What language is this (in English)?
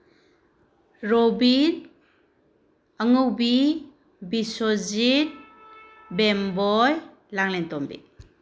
Manipuri